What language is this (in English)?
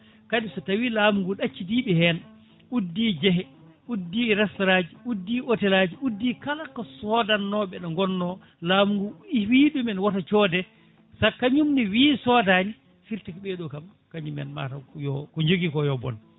Fula